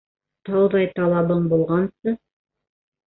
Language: Bashkir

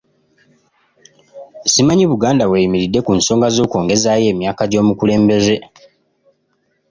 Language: Ganda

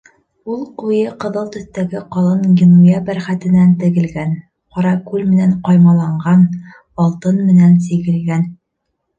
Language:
Bashkir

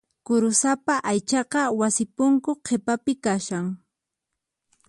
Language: Puno Quechua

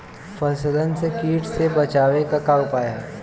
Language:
Bhojpuri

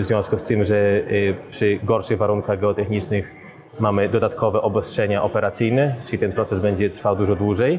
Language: Polish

